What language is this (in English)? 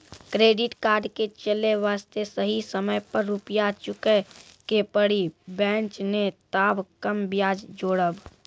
Maithili